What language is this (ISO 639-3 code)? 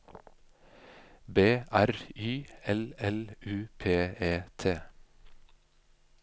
nor